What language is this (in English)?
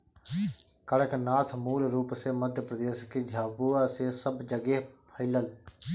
Bhojpuri